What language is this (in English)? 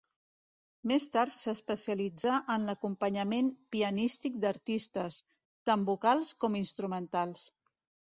Catalan